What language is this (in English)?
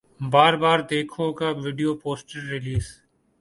Urdu